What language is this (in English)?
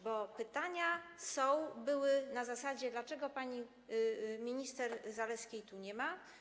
Polish